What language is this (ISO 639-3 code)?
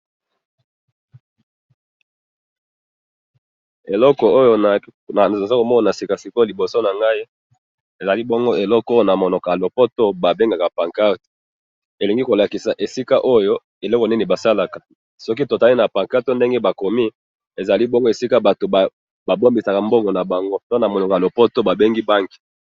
lin